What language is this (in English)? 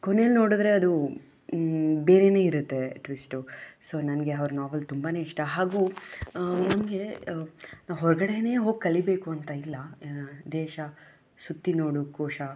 Kannada